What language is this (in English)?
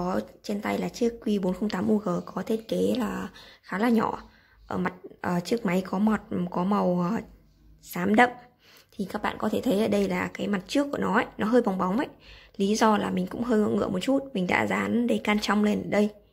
Vietnamese